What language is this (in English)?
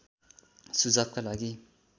Nepali